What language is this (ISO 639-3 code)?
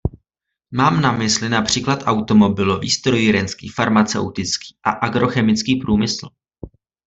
ces